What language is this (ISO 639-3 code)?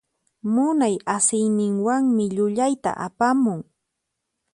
qxp